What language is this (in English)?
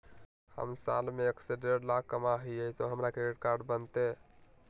Magahi